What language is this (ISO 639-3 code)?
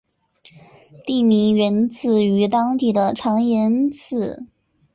zho